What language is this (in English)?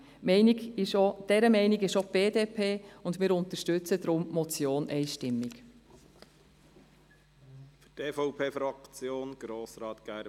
Swiss German